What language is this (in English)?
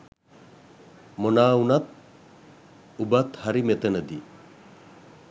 Sinhala